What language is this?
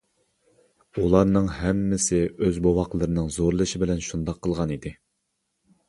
Uyghur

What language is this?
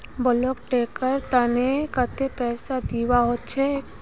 Magahi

